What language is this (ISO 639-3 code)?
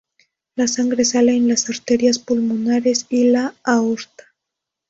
spa